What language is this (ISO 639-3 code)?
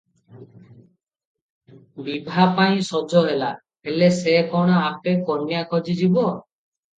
ori